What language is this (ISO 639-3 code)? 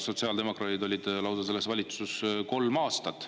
est